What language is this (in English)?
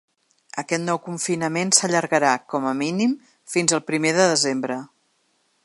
Catalan